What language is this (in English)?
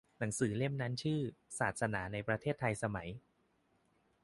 Thai